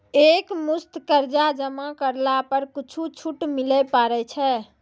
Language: Maithili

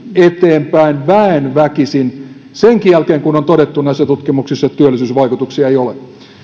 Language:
Finnish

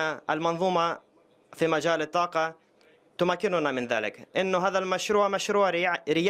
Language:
Arabic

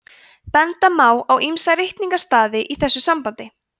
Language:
Icelandic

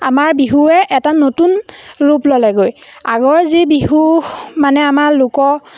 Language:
Assamese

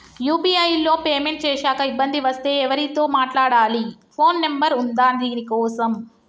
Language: Telugu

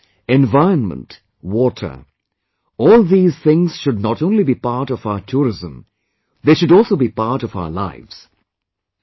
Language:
English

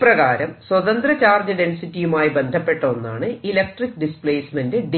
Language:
Malayalam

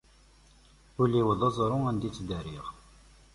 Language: Kabyle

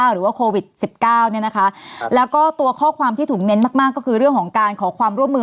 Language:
Thai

